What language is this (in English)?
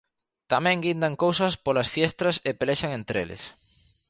Galician